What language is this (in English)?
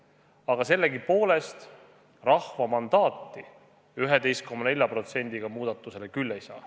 Estonian